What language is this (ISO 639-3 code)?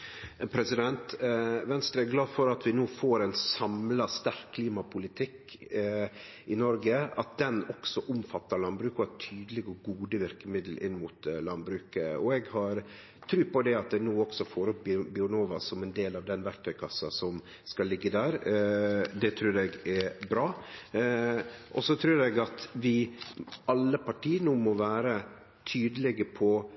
nor